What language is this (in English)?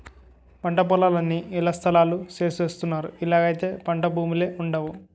Telugu